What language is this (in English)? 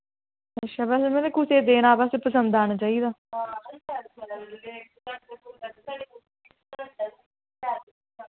Dogri